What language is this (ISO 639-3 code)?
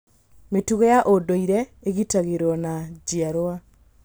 kik